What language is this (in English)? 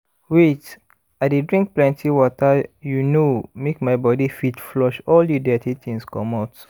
Nigerian Pidgin